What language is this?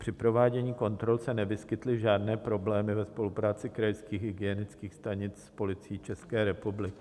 Czech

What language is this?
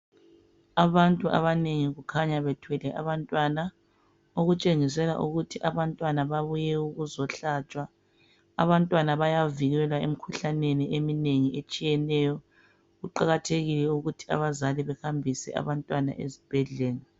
North Ndebele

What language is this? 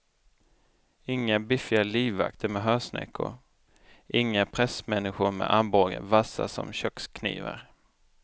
Swedish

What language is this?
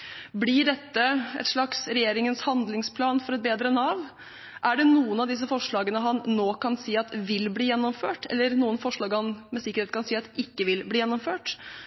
Norwegian Bokmål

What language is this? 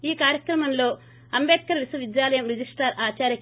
Telugu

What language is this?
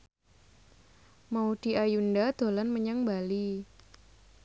Javanese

